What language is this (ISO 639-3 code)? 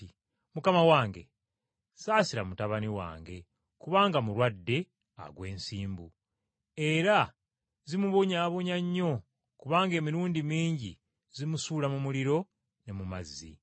lug